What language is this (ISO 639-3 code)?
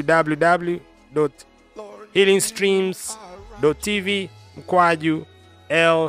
swa